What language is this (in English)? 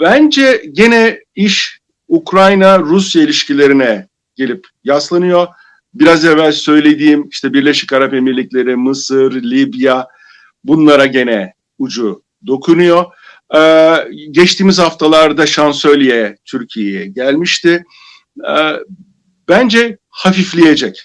Turkish